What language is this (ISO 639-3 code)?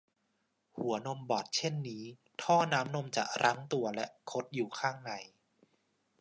tha